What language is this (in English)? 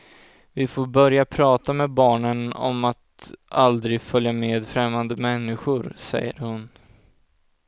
Swedish